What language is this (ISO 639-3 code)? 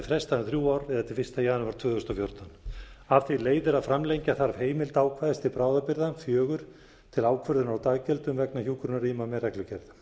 isl